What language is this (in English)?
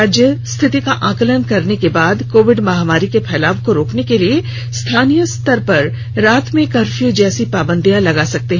Hindi